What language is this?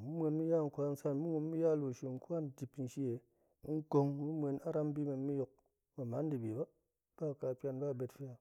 Goemai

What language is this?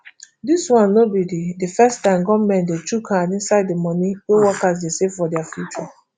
Nigerian Pidgin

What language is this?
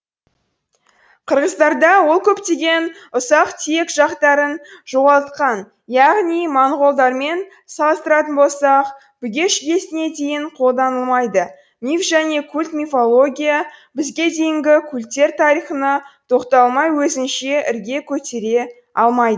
Kazakh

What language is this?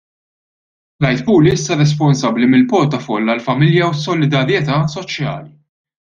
Maltese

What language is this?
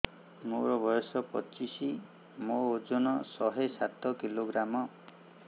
Odia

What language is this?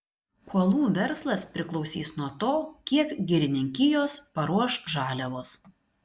Lithuanian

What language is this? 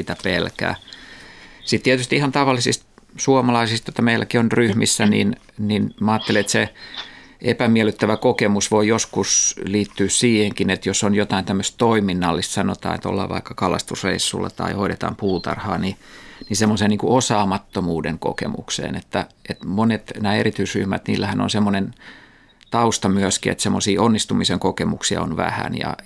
Finnish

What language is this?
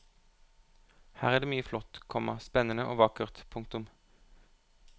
Norwegian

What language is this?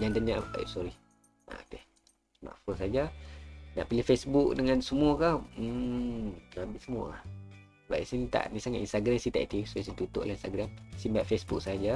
Malay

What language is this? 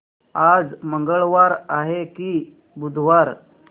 Marathi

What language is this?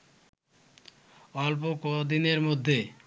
Bangla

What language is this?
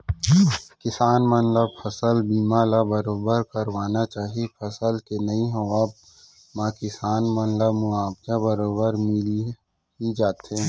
Chhattisgarhi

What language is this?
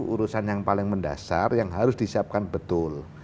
Indonesian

